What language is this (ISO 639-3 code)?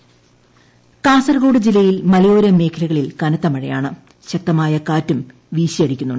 mal